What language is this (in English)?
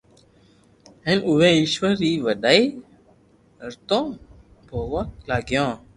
Loarki